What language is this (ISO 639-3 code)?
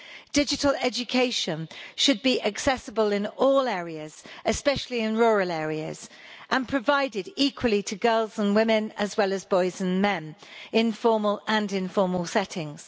eng